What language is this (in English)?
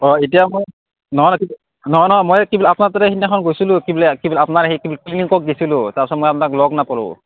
Assamese